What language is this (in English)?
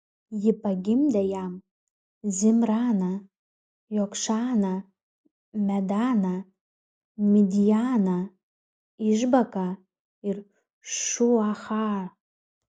Lithuanian